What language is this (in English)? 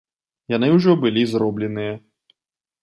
Belarusian